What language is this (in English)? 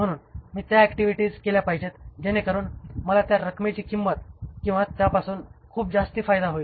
Marathi